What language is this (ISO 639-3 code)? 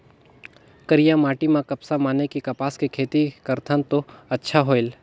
hne